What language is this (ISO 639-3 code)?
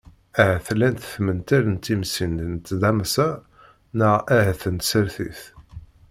kab